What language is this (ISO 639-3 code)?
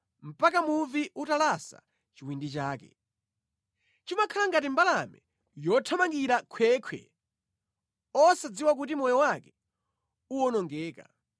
nya